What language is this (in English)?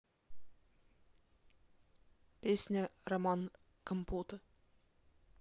Russian